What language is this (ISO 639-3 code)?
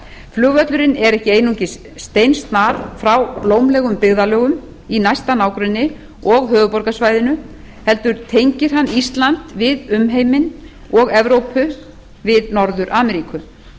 isl